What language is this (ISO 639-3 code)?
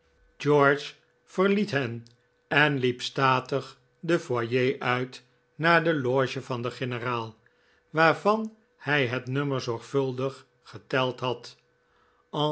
nld